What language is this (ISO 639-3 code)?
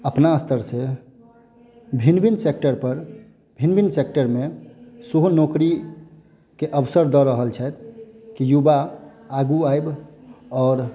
mai